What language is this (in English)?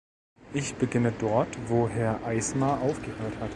German